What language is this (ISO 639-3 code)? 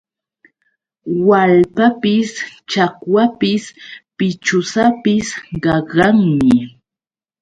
qux